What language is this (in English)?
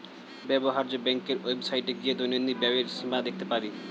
Bangla